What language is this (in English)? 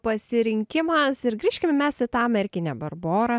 Lithuanian